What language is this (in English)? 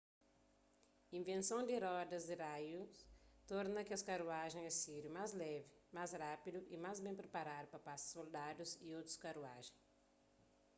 Kabuverdianu